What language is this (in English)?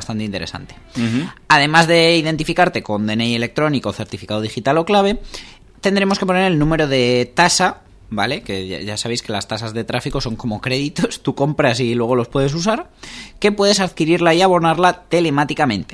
Spanish